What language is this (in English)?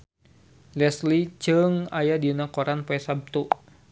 Sundanese